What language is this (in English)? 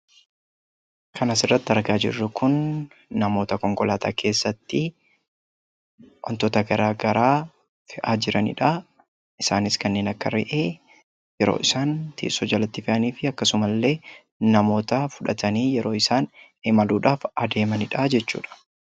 Oromo